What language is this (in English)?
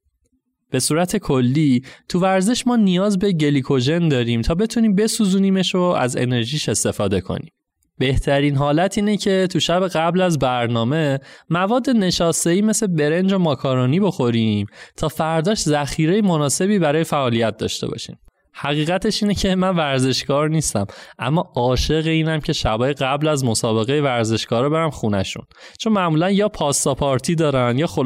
Persian